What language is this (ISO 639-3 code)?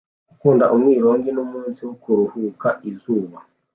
kin